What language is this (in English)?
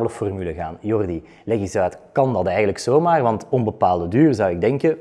Dutch